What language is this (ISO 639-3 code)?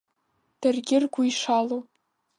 abk